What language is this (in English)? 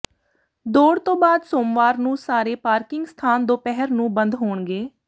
Punjabi